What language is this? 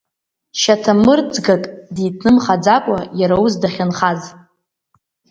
Abkhazian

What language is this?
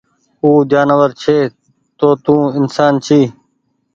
Goaria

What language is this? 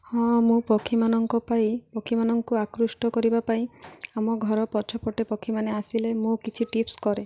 Odia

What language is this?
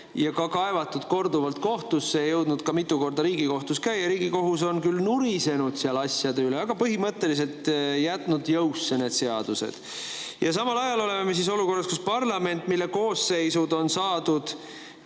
Estonian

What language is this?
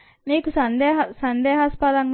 Telugu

